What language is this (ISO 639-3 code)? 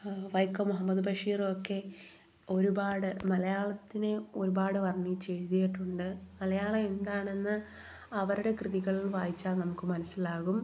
mal